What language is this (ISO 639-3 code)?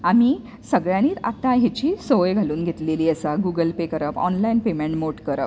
kok